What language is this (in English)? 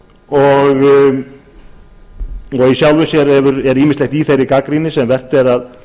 Icelandic